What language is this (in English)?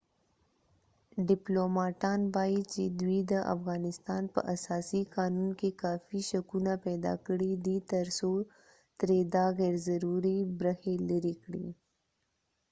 Pashto